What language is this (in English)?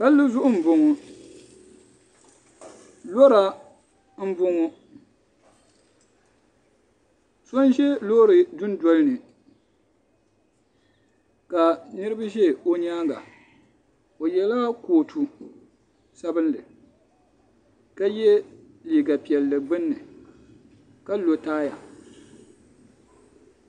Dagbani